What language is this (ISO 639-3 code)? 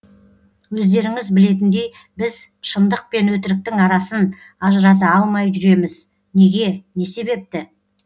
kaz